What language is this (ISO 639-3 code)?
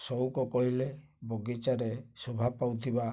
ori